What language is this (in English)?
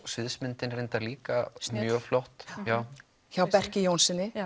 Icelandic